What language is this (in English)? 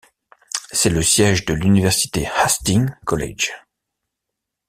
French